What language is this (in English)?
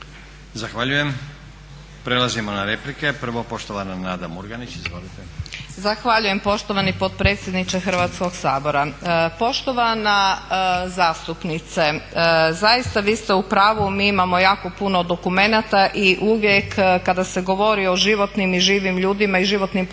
Croatian